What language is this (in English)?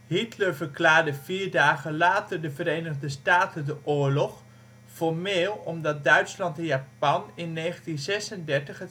Dutch